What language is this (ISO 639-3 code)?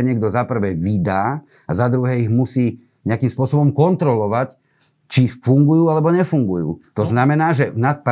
slk